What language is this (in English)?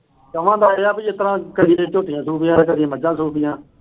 Punjabi